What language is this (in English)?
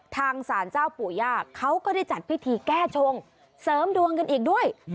Thai